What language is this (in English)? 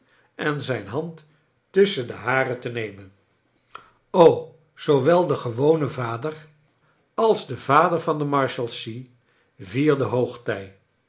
Dutch